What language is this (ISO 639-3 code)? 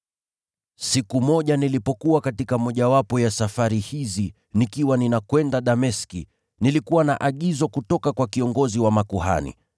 swa